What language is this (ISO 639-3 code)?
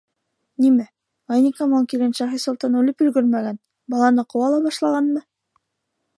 bak